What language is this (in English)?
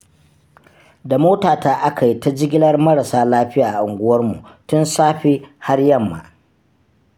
Hausa